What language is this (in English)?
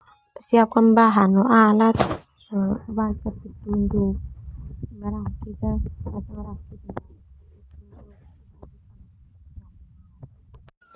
Termanu